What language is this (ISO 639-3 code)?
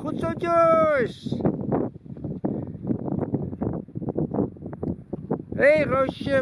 nld